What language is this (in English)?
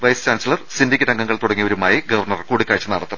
Malayalam